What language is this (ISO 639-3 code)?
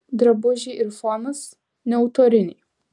lit